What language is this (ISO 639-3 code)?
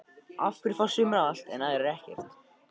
isl